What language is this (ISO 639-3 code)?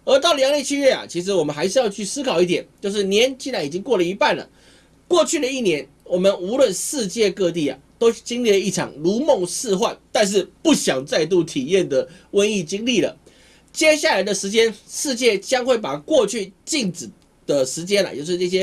zho